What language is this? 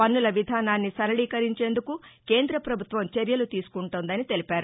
Telugu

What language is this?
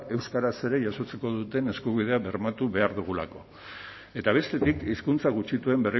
Basque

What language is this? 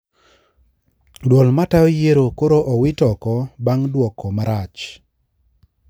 Luo (Kenya and Tanzania)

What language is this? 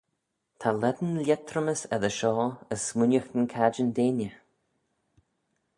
Manx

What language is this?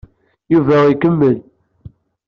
Kabyle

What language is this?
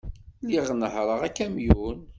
Kabyle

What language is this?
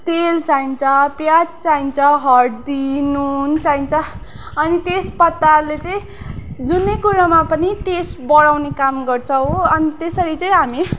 Nepali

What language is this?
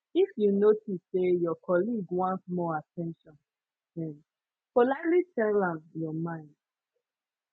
Nigerian Pidgin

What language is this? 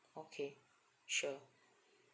English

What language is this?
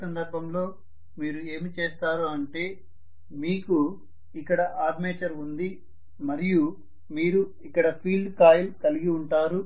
Telugu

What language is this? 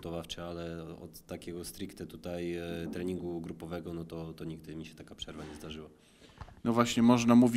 Polish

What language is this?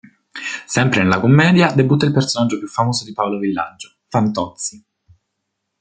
Italian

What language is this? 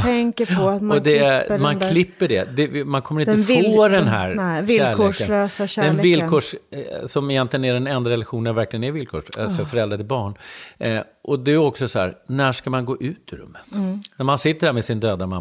Swedish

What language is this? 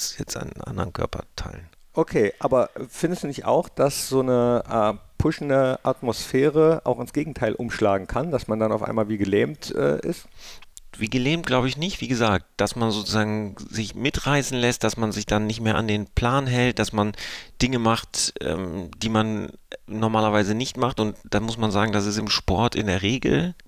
German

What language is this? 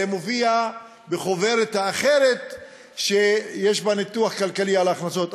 Hebrew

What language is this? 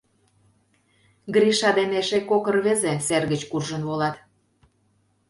Mari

